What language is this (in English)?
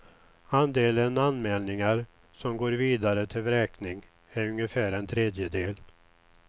Swedish